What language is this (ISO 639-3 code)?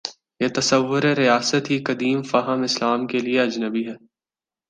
urd